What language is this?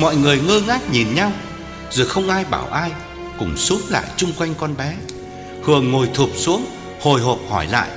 Vietnamese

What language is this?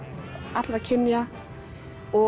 Icelandic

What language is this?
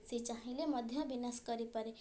Odia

